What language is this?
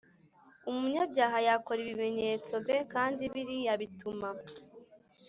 Kinyarwanda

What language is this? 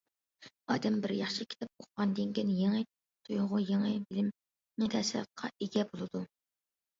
Uyghur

